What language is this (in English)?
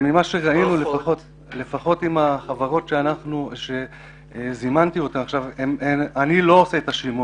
Hebrew